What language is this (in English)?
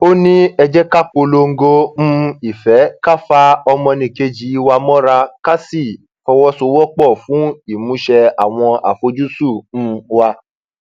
Yoruba